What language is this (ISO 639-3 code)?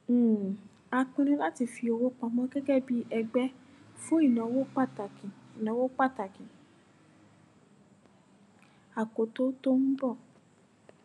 yor